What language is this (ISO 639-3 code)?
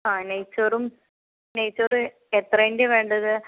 mal